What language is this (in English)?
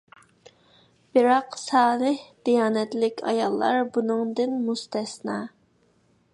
Uyghur